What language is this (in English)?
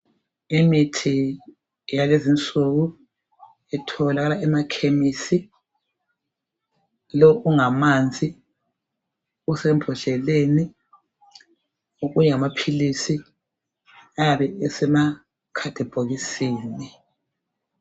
North Ndebele